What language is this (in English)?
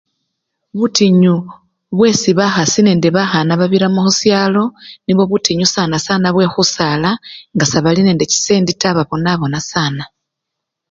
Luyia